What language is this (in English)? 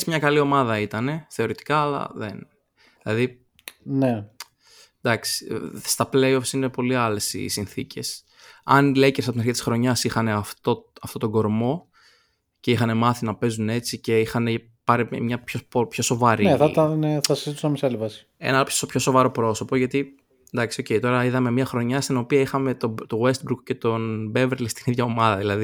Greek